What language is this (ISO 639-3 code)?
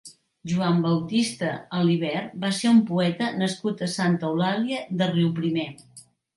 cat